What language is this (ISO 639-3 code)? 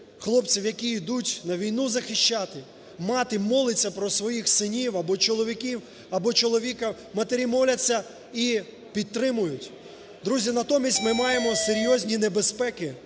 ukr